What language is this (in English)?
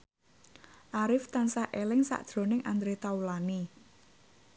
Javanese